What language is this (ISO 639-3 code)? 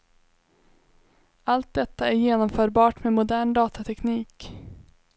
swe